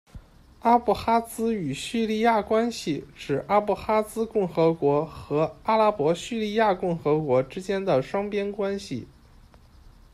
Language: Chinese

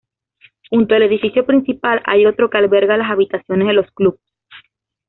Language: Spanish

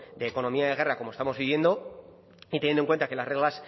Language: Spanish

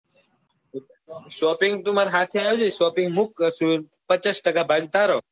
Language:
Gujarati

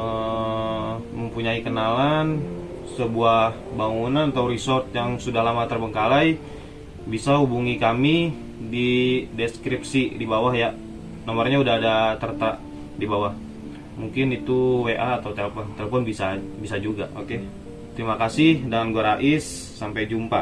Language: Indonesian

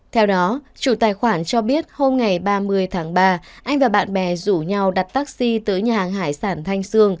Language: Vietnamese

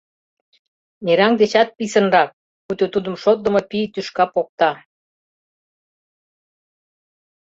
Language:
Mari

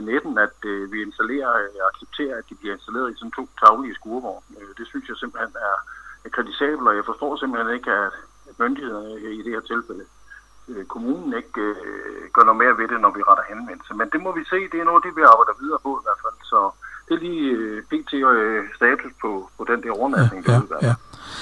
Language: Danish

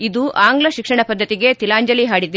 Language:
Kannada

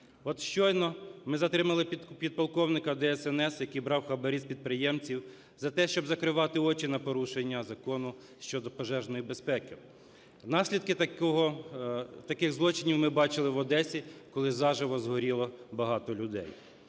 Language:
Ukrainian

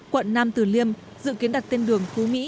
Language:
Vietnamese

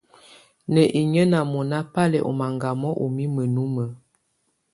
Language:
Tunen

